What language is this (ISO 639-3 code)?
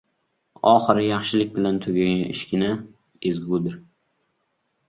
uzb